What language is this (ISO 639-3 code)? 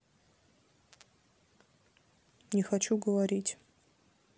rus